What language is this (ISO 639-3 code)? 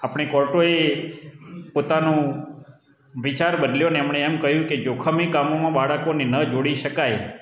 guj